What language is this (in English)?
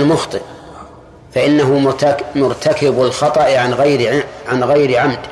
Arabic